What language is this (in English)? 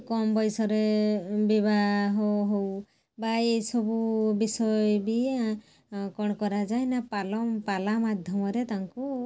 Odia